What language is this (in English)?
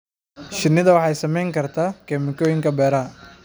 Somali